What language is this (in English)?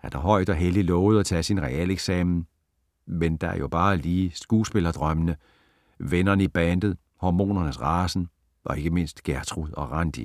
Danish